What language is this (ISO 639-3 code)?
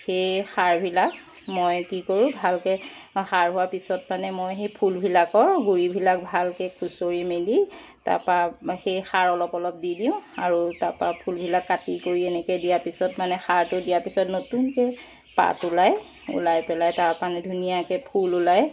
asm